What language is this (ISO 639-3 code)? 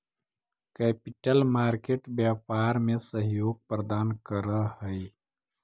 mag